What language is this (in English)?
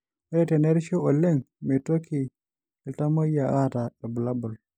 Masai